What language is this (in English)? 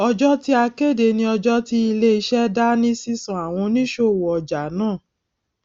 Yoruba